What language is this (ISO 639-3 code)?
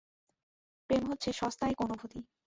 ben